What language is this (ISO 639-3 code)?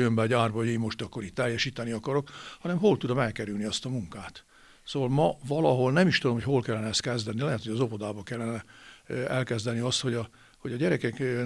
hun